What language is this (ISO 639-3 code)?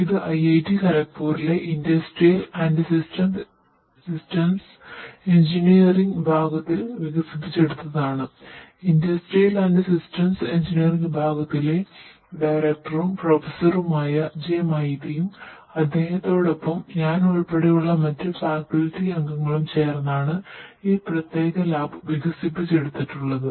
mal